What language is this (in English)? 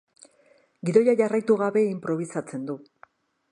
Basque